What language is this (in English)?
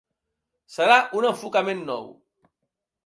Catalan